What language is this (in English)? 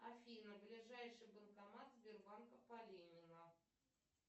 Russian